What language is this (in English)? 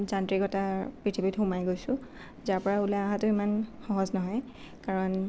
Assamese